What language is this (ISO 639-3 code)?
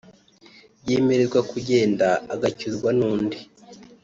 kin